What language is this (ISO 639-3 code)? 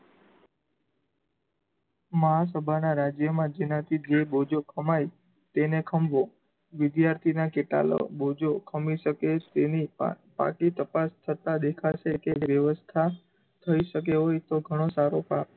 guj